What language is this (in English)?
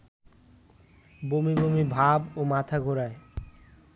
Bangla